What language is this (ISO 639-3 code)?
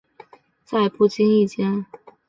zho